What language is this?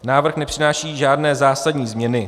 Czech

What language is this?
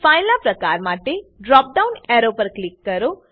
Gujarati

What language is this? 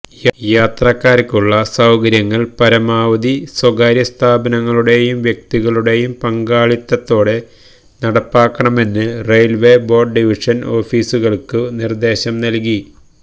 Malayalam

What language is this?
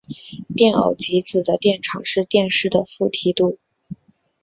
Chinese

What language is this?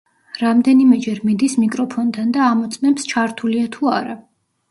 Georgian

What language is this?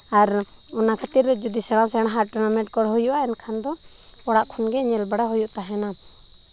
Santali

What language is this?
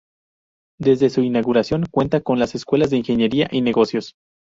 Spanish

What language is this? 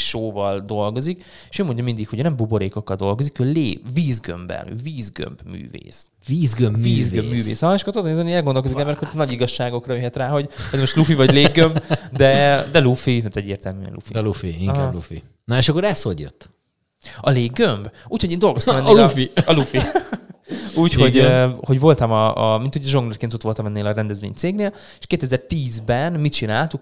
Hungarian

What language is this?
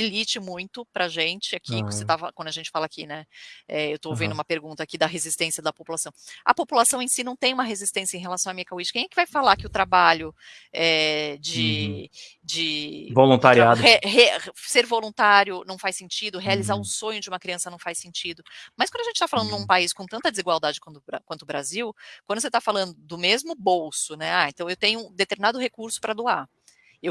Portuguese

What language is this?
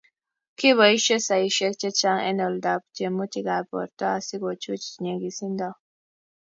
Kalenjin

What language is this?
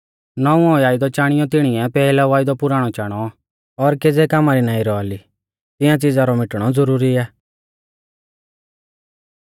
Mahasu Pahari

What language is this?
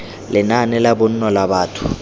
Tswana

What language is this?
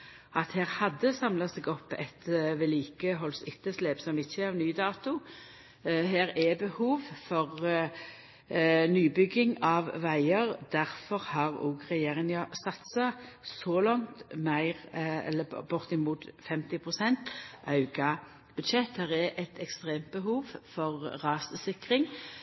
Norwegian Nynorsk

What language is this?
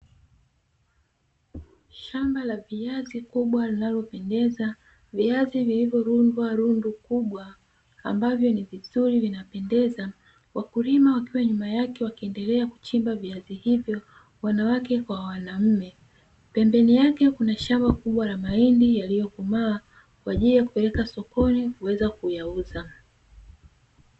Swahili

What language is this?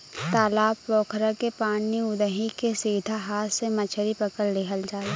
Bhojpuri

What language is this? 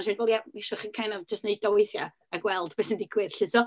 Welsh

